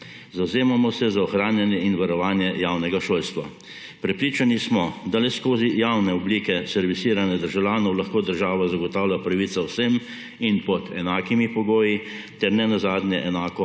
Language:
Slovenian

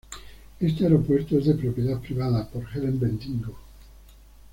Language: Spanish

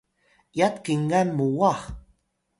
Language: Atayal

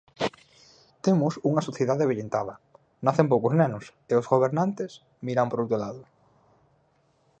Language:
Galician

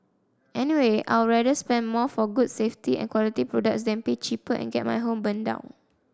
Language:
English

